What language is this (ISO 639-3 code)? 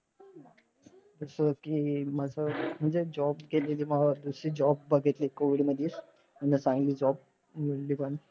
mar